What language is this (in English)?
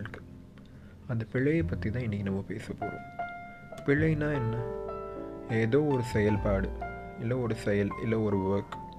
Tamil